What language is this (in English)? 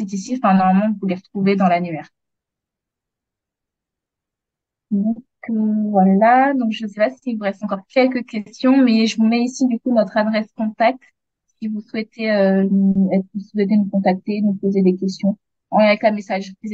French